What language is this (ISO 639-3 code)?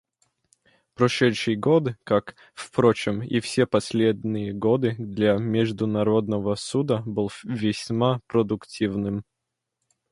rus